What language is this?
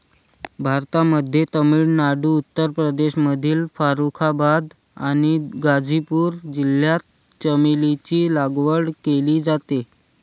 Marathi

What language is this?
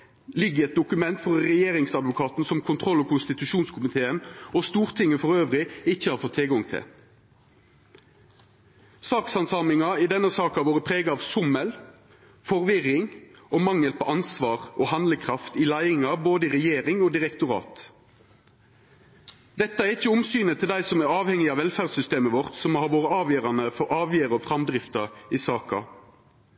Norwegian Nynorsk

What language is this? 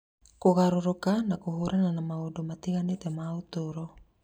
Kikuyu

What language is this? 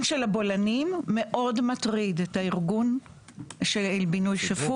Hebrew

